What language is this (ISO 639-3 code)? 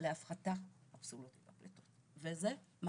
heb